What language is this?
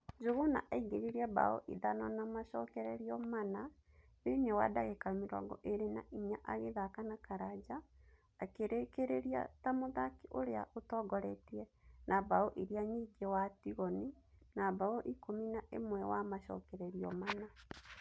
Kikuyu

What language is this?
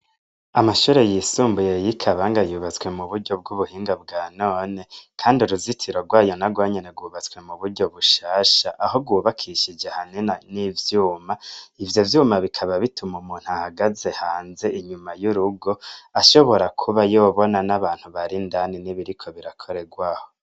Rundi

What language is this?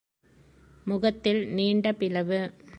Tamil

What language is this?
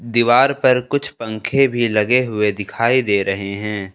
Hindi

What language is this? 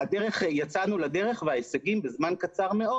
Hebrew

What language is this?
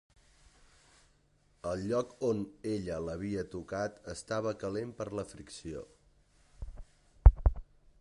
Catalan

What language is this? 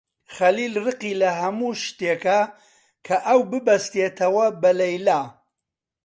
Central Kurdish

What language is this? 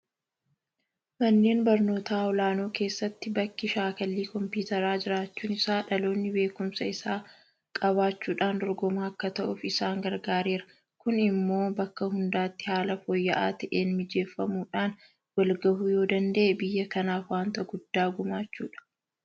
Oromo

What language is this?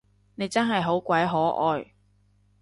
Cantonese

